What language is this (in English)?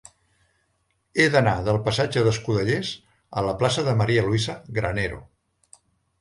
Catalan